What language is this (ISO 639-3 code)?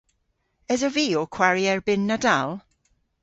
cor